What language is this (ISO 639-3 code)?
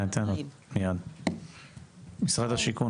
heb